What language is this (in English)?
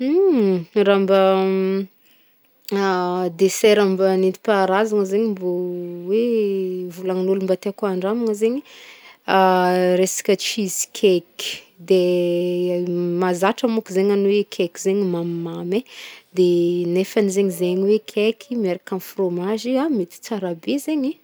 Northern Betsimisaraka Malagasy